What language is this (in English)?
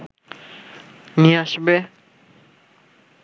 Bangla